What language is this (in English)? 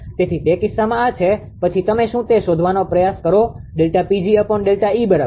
Gujarati